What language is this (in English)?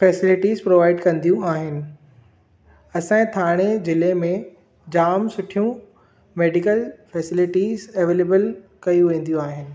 Sindhi